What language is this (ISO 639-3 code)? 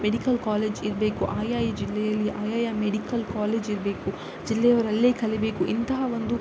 kan